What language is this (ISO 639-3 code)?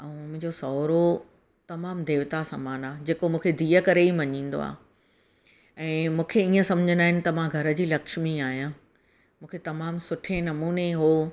snd